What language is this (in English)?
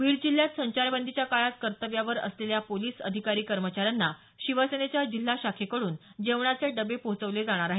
Marathi